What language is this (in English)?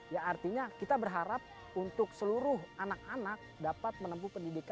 Indonesian